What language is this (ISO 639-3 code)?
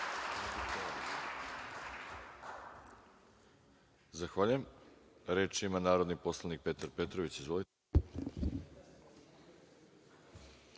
srp